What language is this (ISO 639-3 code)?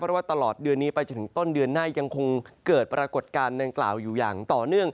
tha